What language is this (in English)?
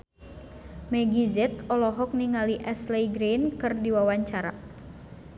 Sundanese